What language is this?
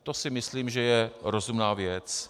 Czech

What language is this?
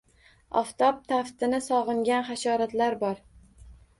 Uzbek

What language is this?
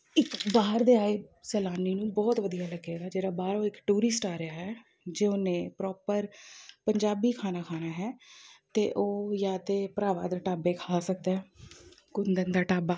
Punjabi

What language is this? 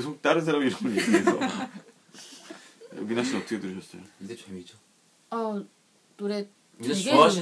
Korean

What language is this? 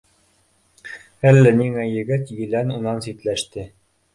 Bashkir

